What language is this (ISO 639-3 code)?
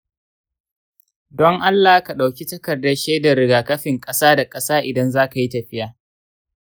hau